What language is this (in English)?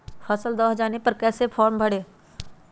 Magahi